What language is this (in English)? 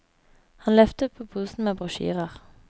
Norwegian